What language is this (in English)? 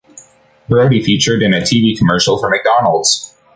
English